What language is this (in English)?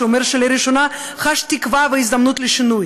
Hebrew